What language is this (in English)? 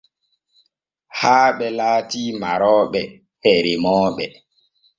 Borgu Fulfulde